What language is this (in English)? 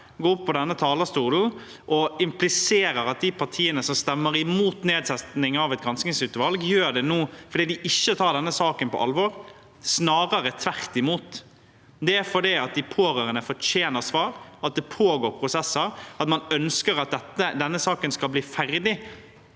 Norwegian